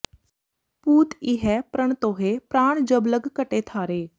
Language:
Punjabi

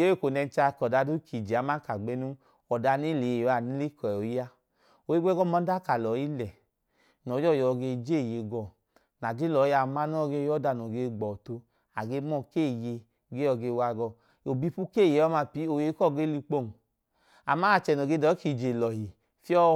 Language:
Idoma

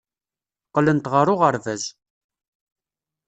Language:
Kabyle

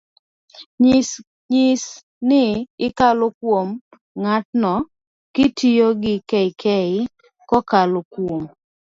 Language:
Luo (Kenya and Tanzania)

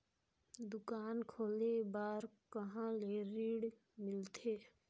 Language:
Chhattisgarhi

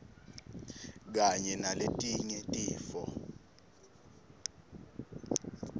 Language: Swati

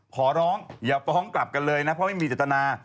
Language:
Thai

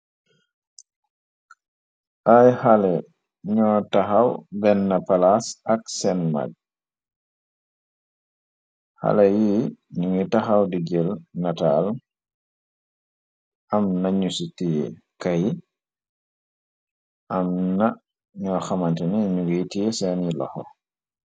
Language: Wolof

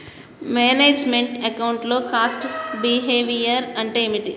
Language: Telugu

